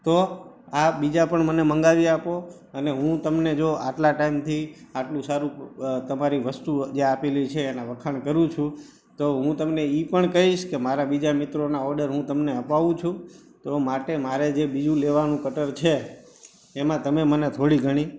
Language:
Gujarati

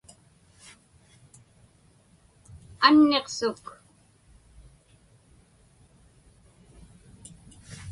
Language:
Inupiaq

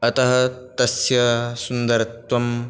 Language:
Sanskrit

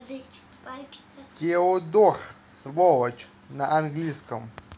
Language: Russian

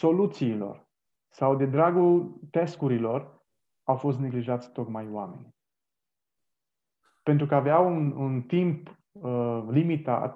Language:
Romanian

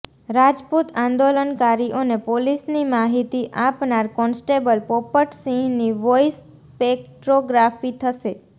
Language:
Gujarati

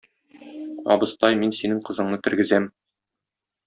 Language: Tatar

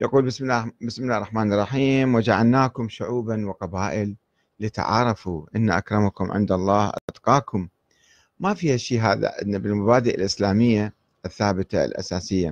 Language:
Arabic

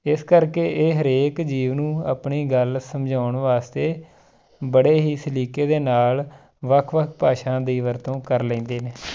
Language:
Punjabi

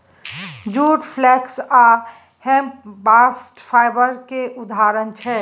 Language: Maithili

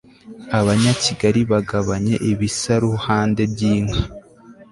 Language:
Kinyarwanda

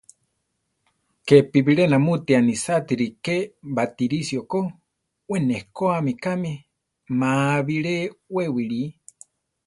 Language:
Central Tarahumara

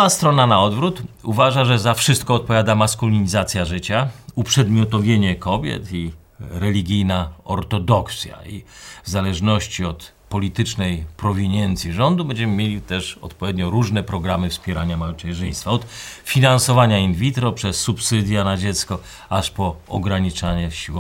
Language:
Polish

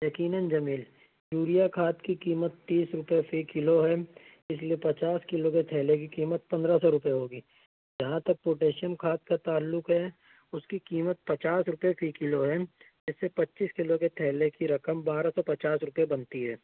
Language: Urdu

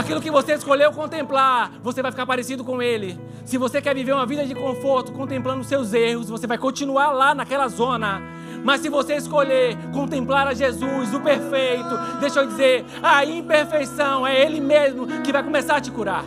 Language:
Portuguese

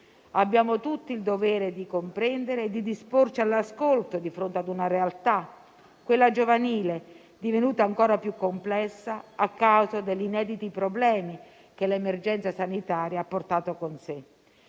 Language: Italian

